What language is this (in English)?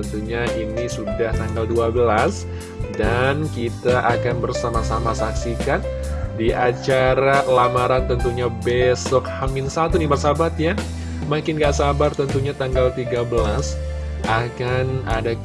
Indonesian